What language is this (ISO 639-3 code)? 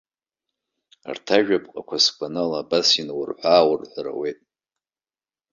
abk